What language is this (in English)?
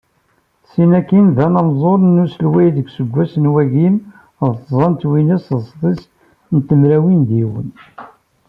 Kabyle